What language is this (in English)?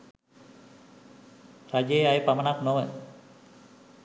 Sinhala